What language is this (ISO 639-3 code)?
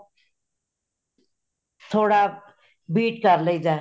pan